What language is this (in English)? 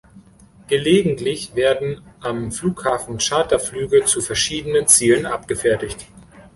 German